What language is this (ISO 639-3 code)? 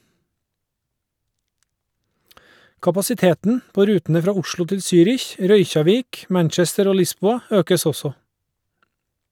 nor